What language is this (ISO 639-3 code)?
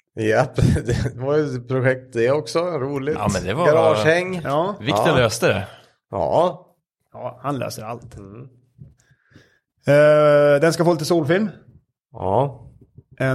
swe